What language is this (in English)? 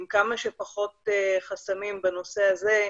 Hebrew